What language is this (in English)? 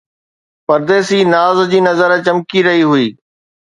Sindhi